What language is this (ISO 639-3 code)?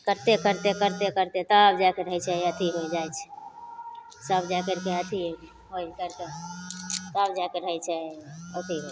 mai